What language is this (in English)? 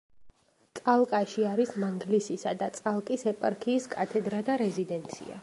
Georgian